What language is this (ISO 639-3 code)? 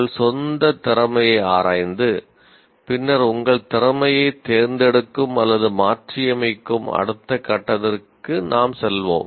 tam